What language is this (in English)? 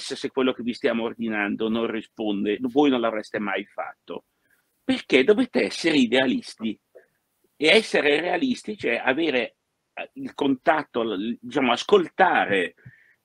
Italian